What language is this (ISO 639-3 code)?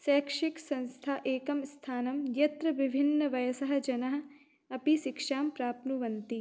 san